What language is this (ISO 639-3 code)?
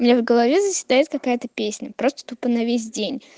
rus